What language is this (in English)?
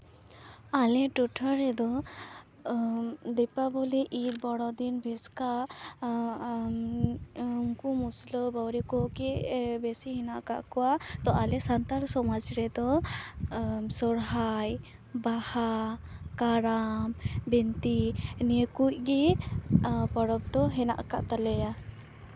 Santali